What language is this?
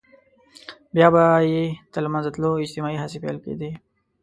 Pashto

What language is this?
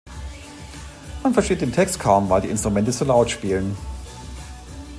German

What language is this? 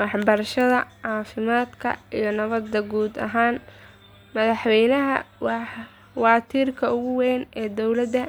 Somali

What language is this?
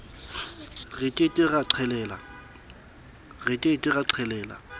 Southern Sotho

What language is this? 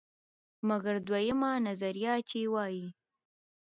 Pashto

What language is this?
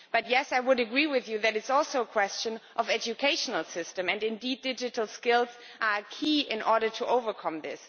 English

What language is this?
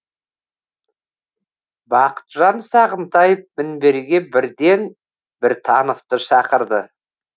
Kazakh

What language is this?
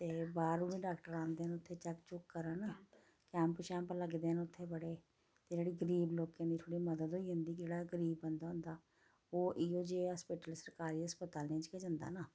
Dogri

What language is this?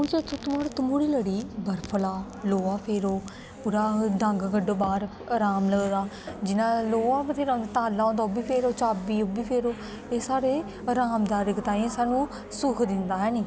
Dogri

